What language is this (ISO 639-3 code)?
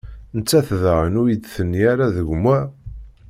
kab